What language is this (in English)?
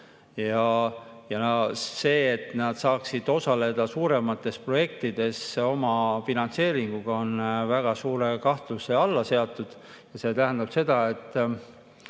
Estonian